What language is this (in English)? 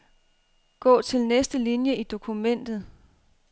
Danish